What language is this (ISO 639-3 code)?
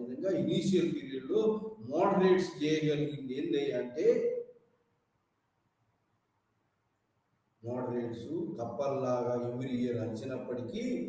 tel